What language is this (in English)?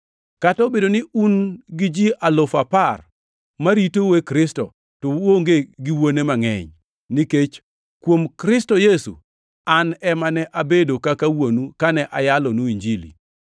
Luo (Kenya and Tanzania)